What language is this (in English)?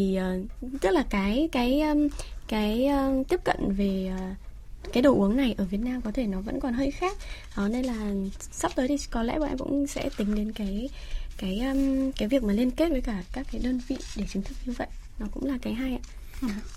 Vietnamese